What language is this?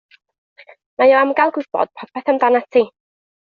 Welsh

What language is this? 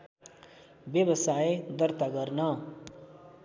Nepali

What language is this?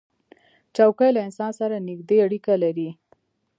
Pashto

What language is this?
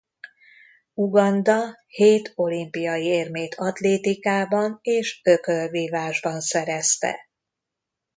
Hungarian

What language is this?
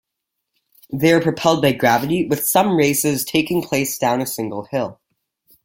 English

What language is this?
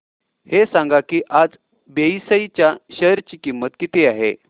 Marathi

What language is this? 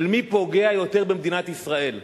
Hebrew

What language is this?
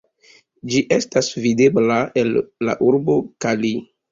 Esperanto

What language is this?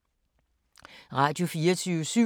Danish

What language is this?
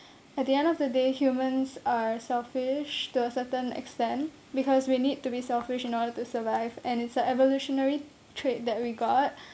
English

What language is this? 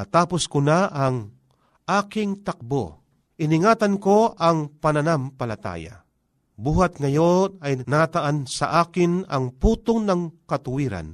Filipino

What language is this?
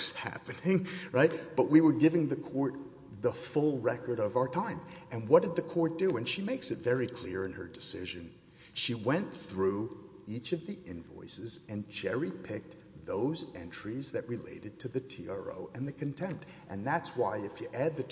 English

